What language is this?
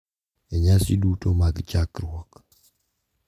Luo (Kenya and Tanzania)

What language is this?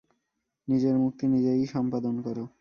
Bangla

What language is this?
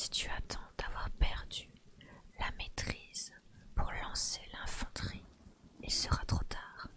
French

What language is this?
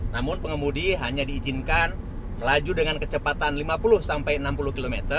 Indonesian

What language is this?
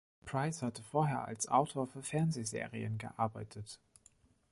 German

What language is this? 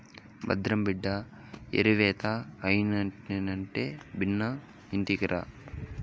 Telugu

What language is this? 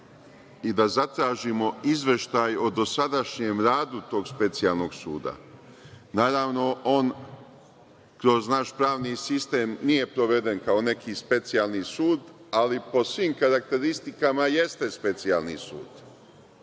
Serbian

